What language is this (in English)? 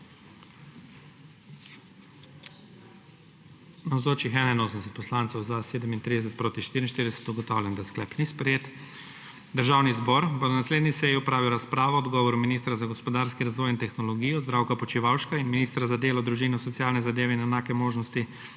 Slovenian